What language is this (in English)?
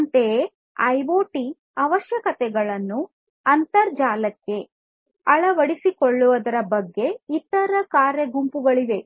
Kannada